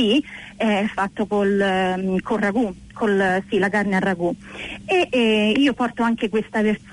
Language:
Italian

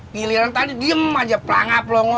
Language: Indonesian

